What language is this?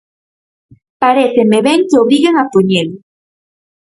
Galician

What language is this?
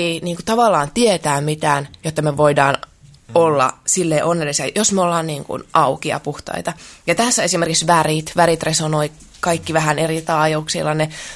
Finnish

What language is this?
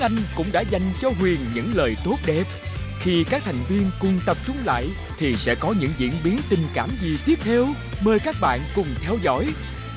Vietnamese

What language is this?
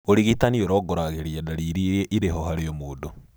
Kikuyu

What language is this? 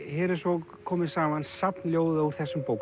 Icelandic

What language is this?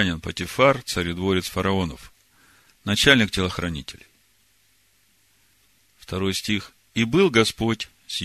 Russian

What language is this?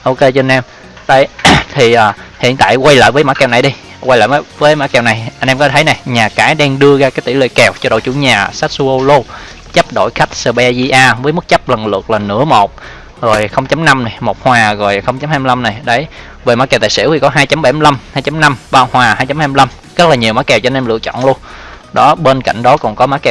Vietnamese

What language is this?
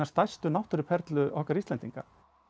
Icelandic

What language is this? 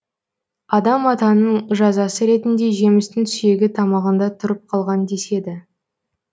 Kazakh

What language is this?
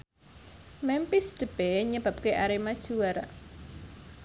Javanese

